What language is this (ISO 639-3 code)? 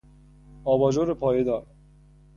fas